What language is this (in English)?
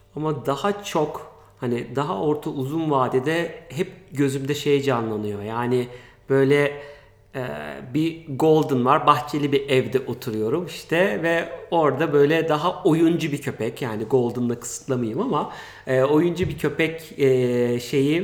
Turkish